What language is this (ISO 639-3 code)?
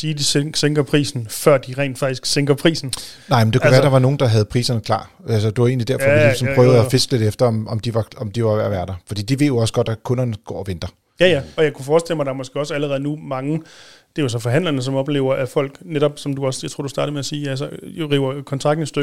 dan